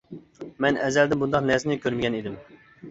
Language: Uyghur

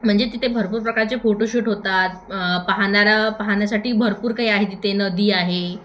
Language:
Marathi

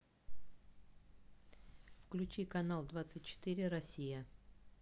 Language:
Russian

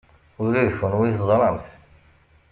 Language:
Kabyle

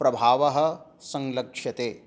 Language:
Sanskrit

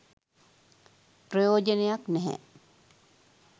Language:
Sinhala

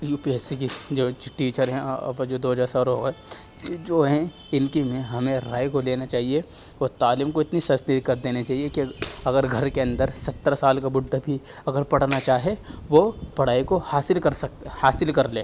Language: Urdu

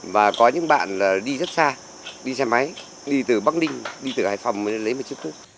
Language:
Vietnamese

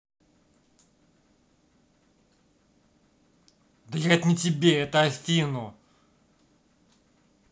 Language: Russian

